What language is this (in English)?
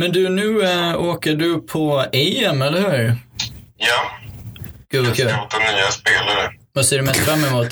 Swedish